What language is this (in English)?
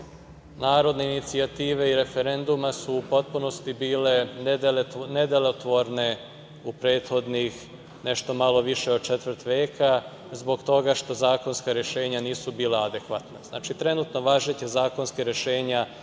Serbian